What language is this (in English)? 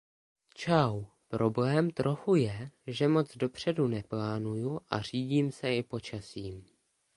Czech